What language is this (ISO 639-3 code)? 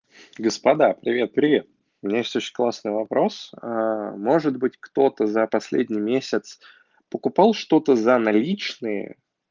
rus